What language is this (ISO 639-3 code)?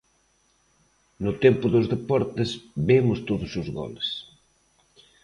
glg